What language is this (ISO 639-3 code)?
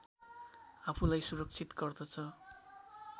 nep